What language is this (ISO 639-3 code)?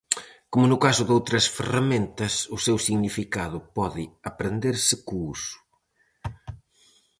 glg